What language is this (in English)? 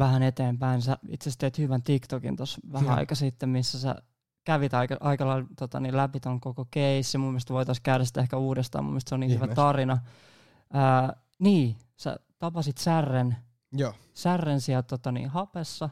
Finnish